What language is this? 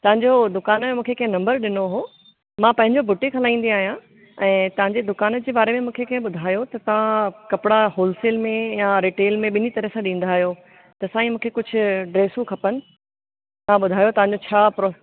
Sindhi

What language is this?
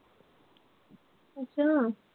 Punjabi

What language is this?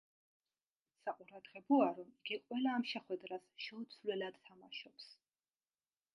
Georgian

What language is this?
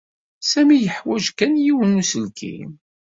Kabyle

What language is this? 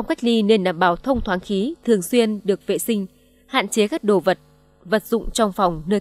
Vietnamese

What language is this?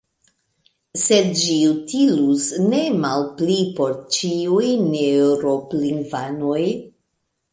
Esperanto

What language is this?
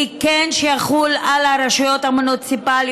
Hebrew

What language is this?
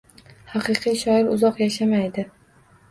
Uzbek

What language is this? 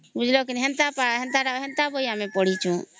Odia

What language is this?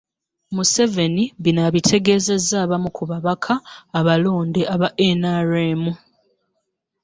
Ganda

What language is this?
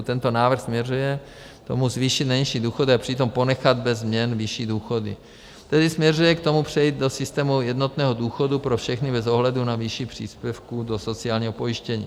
Czech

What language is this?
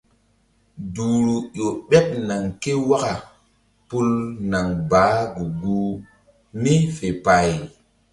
Mbum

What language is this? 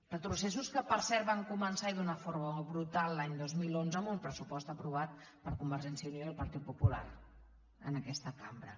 Catalan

